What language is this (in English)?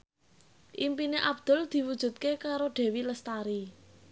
Javanese